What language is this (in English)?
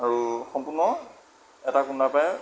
Assamese